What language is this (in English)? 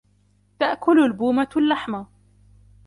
Arabic